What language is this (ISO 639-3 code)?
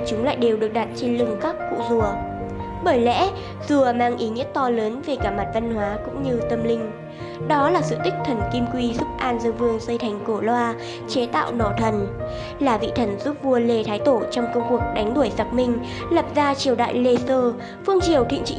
vie